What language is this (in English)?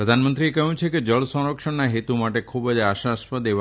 Gujarati